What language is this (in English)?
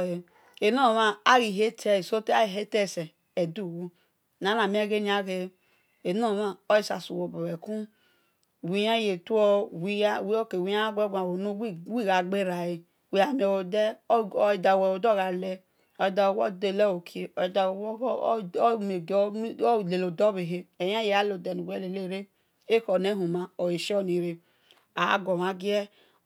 Esan